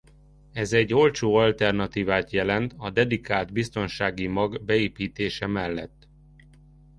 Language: Hungarian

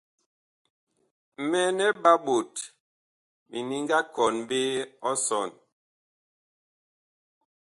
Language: Bakoko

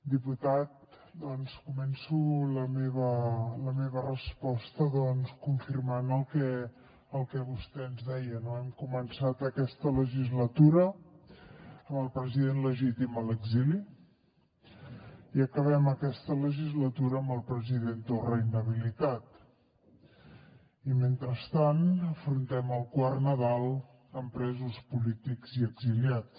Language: Catalan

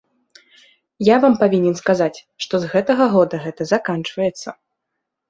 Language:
Belarusian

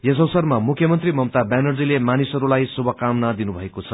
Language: Nepali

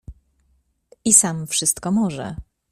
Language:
Polish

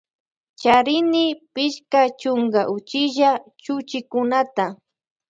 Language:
Loja Highland Quichua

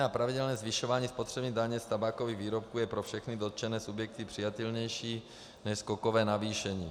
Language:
Czech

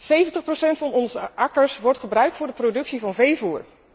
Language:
Dutch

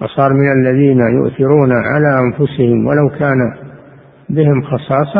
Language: Arabic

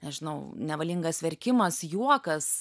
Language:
Lithuanian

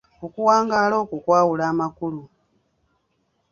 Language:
Ganda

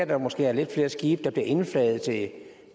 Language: Danish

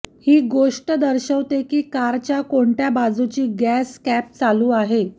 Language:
Marathi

